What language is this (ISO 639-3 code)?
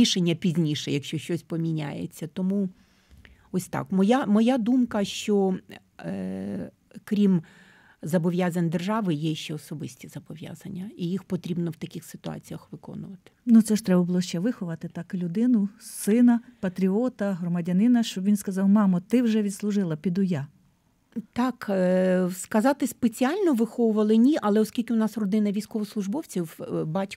ukr